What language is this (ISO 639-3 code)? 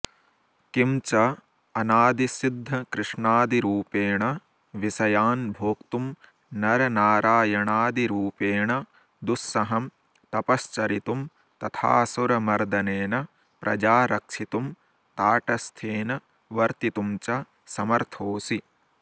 san